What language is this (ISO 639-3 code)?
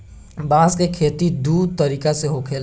bho